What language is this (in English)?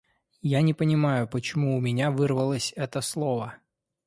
Russian